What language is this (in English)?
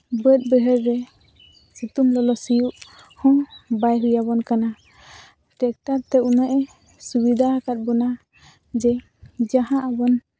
Santali